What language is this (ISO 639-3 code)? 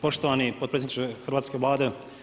hrv